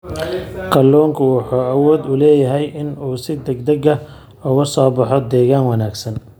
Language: Somali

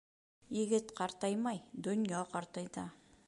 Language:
Bashkir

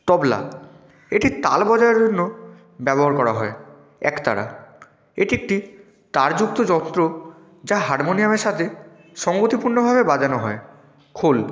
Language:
Bangla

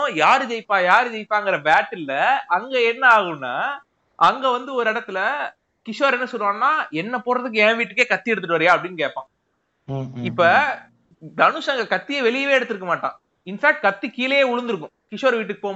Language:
Tamil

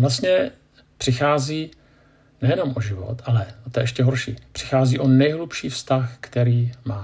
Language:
Czech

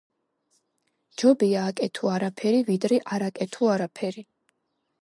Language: Georgian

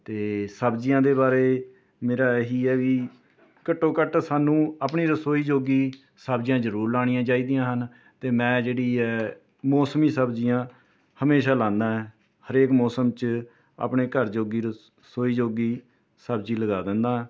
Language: Punjabi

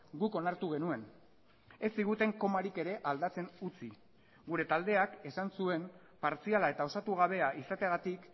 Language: Basque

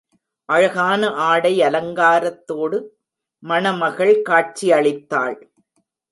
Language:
Tamil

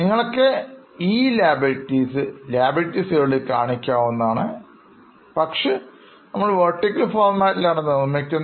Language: Malayalam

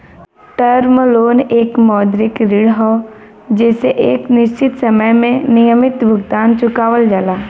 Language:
Bhojpuri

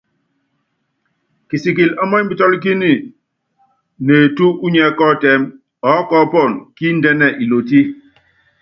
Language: Yangben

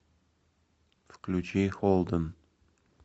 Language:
Russian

